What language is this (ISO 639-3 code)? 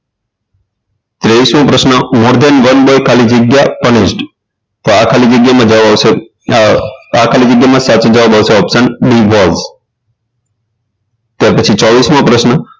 guj